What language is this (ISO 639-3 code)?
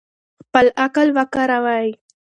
pus